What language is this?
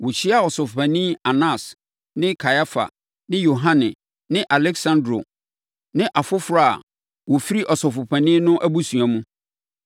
Akan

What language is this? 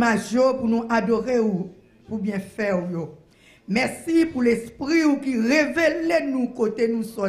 French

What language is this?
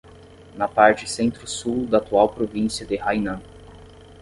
Portuguese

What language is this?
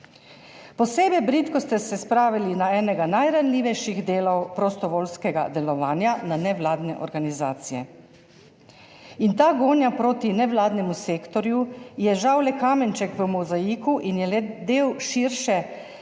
Slovenian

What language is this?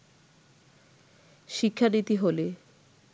Bangla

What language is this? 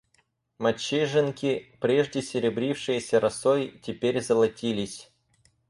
Russian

